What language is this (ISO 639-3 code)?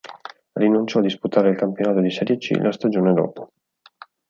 ita